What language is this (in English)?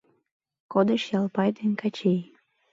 Mari